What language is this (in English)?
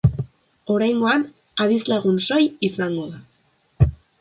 Basque